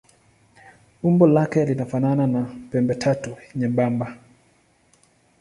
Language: Swahili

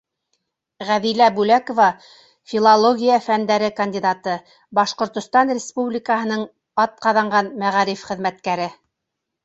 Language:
Bashkir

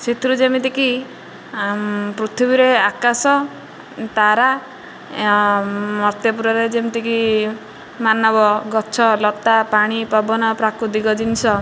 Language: Odia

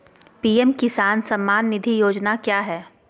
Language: Magahi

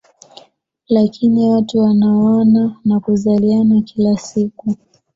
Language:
Swahili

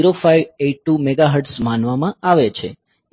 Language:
Gujarati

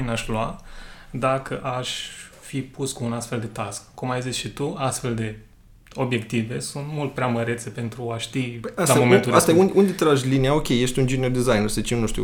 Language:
Romanian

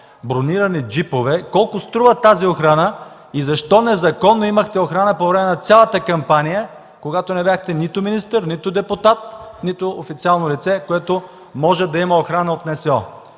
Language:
Bulgarian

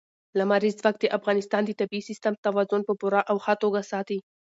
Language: Pashto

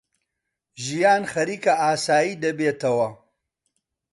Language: Central Kurdish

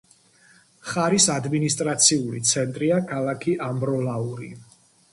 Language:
Georgian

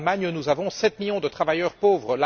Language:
French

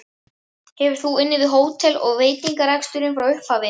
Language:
Icelandic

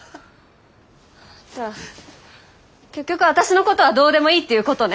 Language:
Japanese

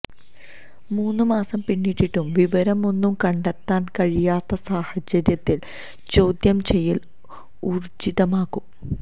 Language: Malayalam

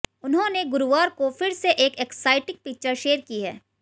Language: Hindi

